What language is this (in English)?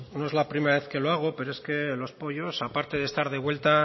Spanish